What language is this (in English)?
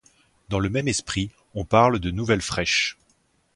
French